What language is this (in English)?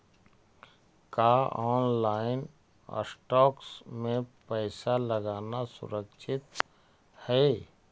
Magahi